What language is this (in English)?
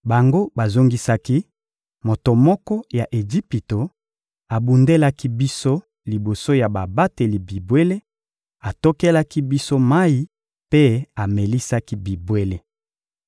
Lingala